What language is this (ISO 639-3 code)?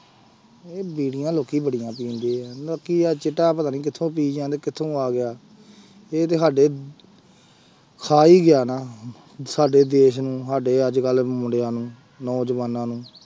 pan